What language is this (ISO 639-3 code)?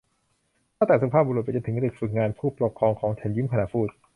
tha